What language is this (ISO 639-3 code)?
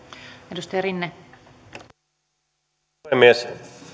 fin